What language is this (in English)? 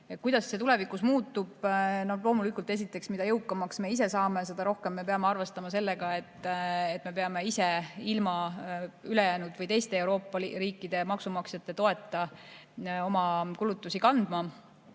Estonian